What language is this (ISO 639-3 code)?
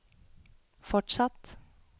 nor